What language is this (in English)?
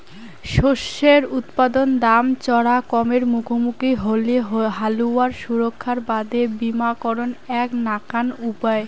Bangla